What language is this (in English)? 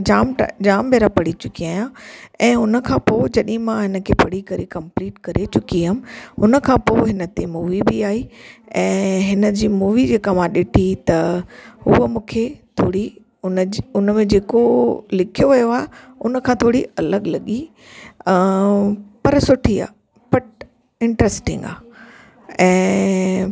Sindhi